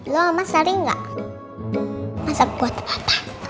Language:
Indonesian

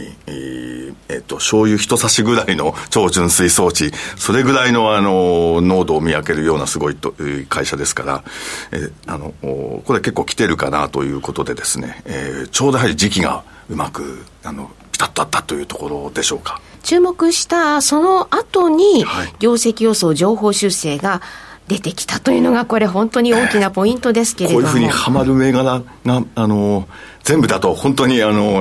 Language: Japanese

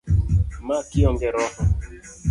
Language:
Luo (Kenya and Tanzania)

